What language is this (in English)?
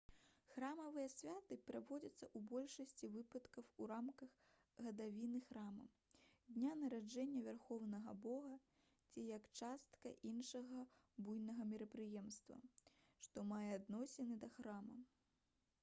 Belarusian